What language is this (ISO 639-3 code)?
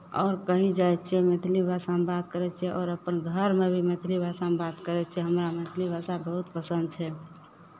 mai